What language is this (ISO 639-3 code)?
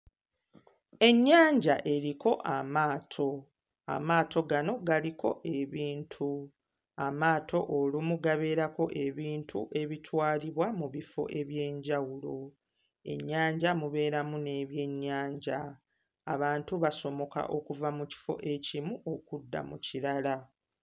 lug